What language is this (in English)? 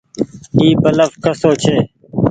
Goaria